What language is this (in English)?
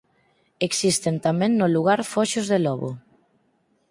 Galician